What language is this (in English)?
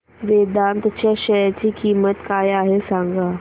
Marathi